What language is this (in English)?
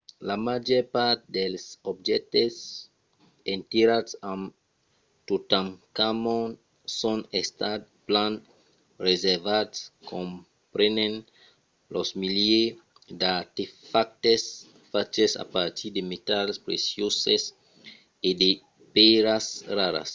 Occitan